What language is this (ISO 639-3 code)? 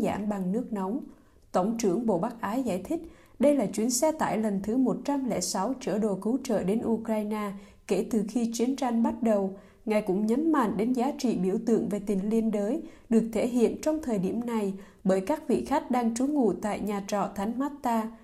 vie